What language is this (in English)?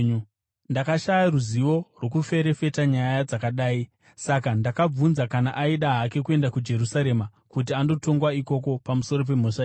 Shona